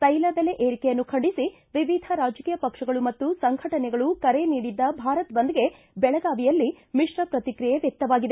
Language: Kannada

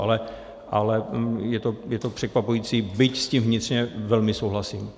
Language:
Czech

